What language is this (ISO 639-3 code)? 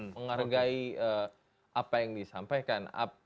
ind